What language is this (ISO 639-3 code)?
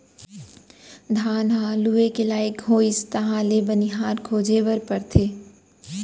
hne